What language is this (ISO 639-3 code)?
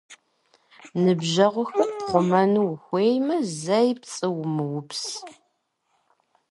kbd